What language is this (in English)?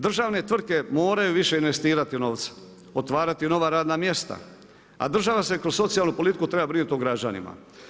Croatian